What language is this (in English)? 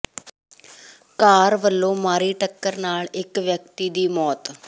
Punjabi